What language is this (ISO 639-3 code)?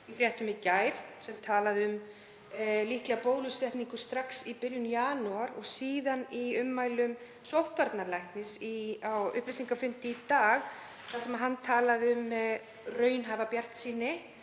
isl